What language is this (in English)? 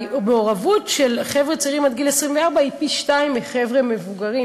Hebrew